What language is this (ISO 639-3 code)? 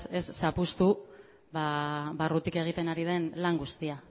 eus